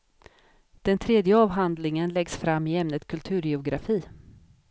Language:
Swedish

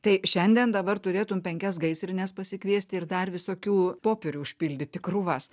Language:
Lithuanian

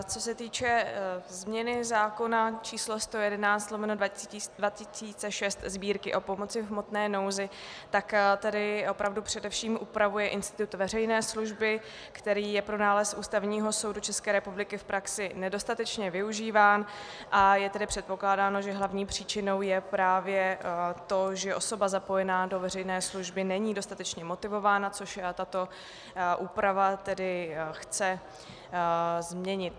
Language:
Czech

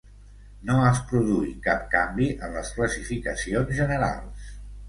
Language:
Catalan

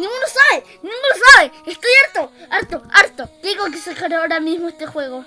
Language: Spanish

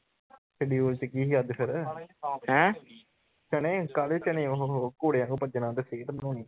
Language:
Punjabi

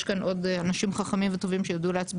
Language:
Hebrew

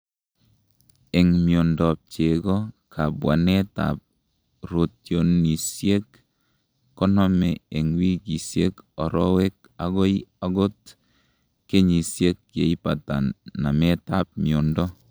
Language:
Kalenjin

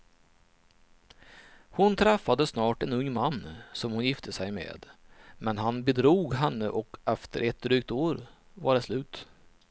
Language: Swedish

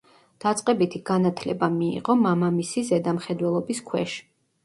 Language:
Georgian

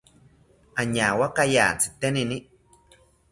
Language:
South Ucayali Ashéninka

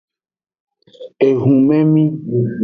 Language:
Aja (Benin)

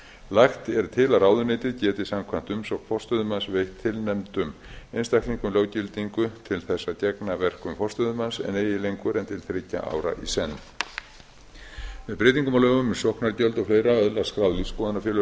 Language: Icelandic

